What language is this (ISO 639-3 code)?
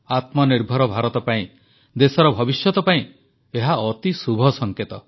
ori